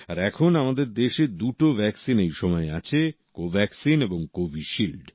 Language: Bangla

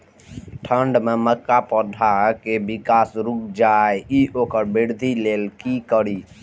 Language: Maithili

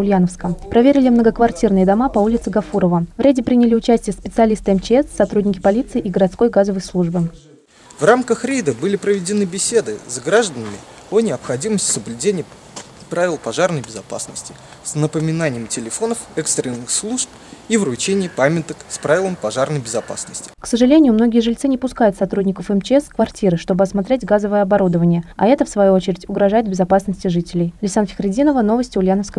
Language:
Russian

